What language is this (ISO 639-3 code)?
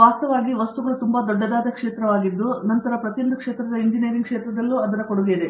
kan